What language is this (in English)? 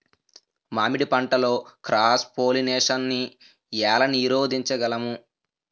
Telugu